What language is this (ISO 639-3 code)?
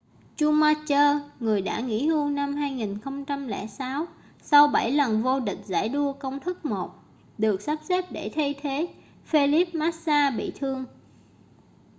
vie